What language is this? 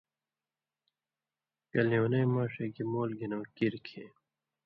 Indus Kohistani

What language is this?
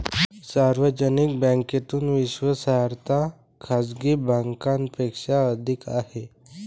Marathi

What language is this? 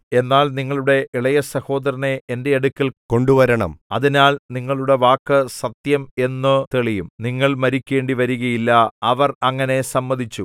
Malayalam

